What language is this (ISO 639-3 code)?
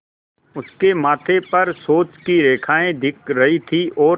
hin